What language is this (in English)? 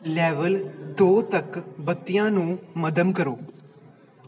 Punjabi